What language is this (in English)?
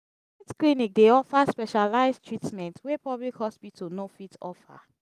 Nigerian Pidgin